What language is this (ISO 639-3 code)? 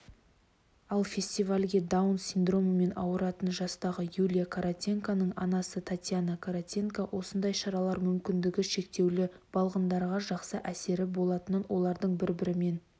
kaz